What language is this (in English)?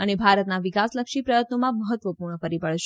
Gujarati